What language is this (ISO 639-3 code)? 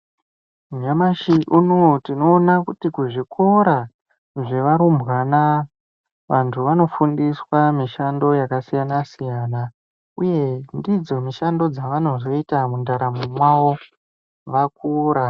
ndc